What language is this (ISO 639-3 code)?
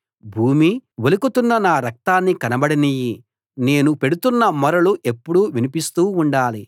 tel